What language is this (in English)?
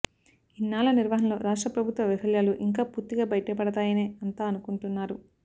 Telugu